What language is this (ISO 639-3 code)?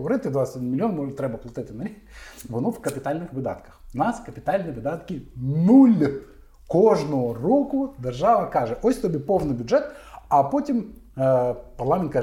ukr